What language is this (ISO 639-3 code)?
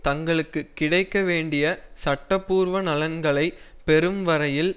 tam